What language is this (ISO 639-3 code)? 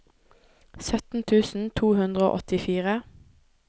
nor